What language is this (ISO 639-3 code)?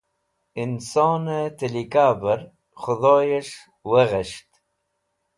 wbl